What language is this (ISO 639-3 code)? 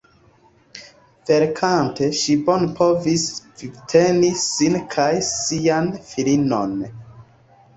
epo